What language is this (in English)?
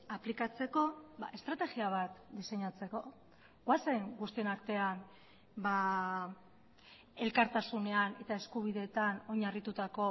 Basque